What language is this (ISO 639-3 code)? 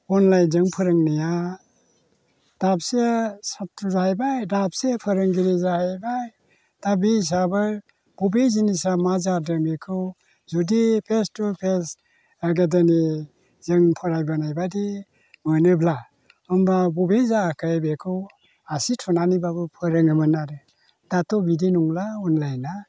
brx